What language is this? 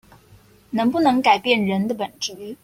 Chinese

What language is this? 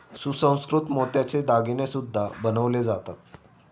Marathi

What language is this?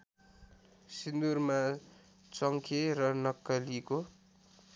Nepali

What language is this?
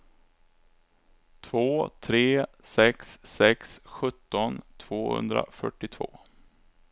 Swedish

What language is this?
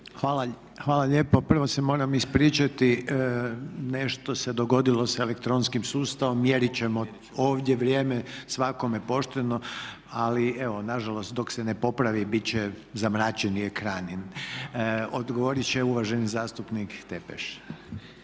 Croatian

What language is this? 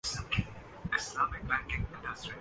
Urdu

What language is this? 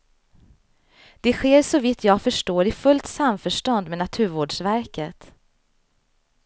Swedish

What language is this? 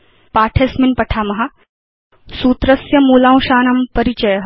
Sanskrit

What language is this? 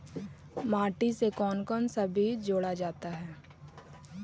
Magahi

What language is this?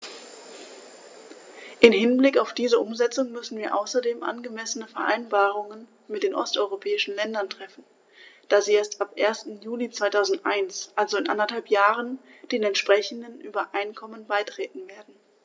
German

